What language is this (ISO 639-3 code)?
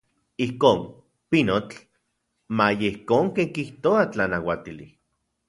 ncx